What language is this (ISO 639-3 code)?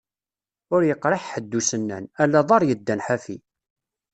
kab